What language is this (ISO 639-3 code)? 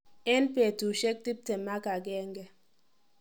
kln